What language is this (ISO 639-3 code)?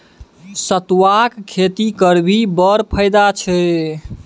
mai